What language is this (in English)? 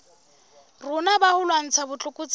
Southern Sotho